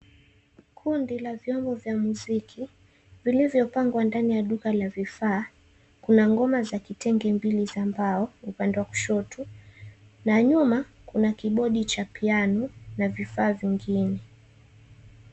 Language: Swahili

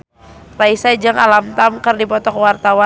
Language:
Sundanese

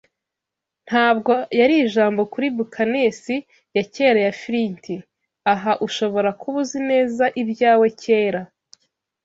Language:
Kinyarwanda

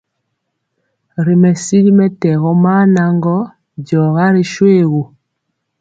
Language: Mpiemo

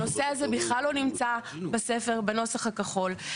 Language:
Hebrew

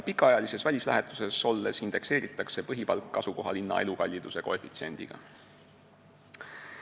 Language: Estonian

